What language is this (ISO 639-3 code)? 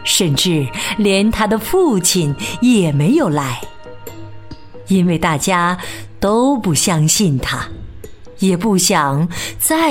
zho